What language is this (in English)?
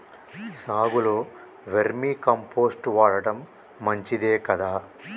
Telugu